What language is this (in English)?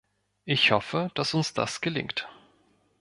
German